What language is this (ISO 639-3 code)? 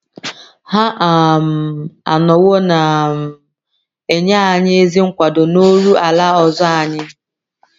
ibo